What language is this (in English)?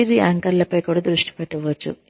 Telugu